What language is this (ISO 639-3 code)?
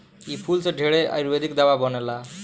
bho